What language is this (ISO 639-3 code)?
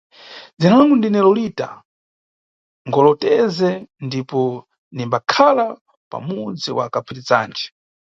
nyu